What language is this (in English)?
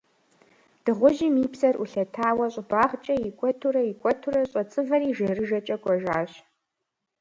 Kabardian